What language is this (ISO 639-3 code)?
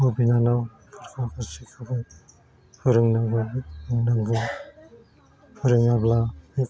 brx